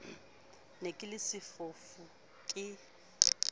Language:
Southern Sotho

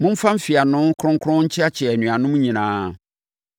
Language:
Akan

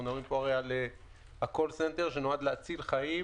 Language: Hebrew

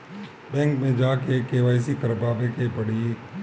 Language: Bhojpuri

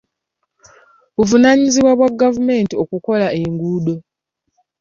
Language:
Ganda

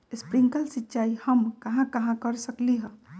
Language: Magahi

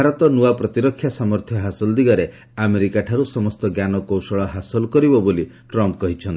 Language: Odia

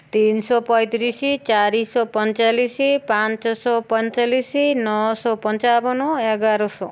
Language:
Odia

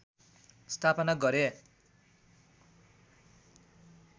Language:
Nepali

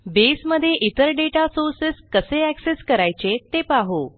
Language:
Marathi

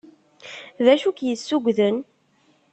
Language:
Kabyle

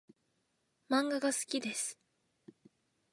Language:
Japanese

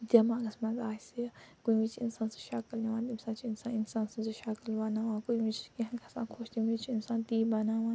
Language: Kashmiri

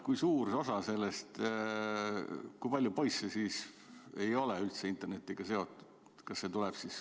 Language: Estonian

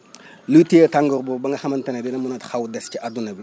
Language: Wolof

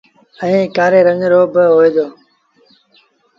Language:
Sindhi Bhil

